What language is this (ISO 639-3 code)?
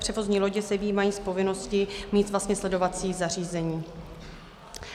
ces